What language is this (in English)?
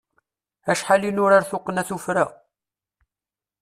Kabyle